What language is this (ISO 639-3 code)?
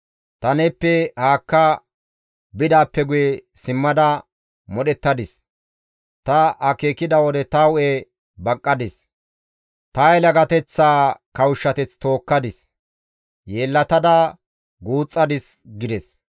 gmv